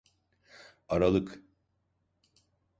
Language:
Turkish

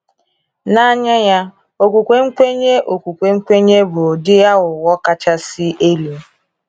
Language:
Igbo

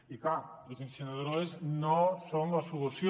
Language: Catalan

